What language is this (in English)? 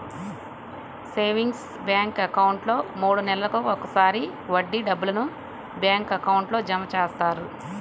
Telugu